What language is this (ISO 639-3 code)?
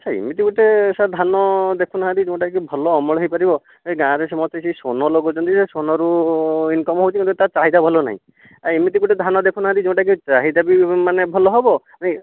ori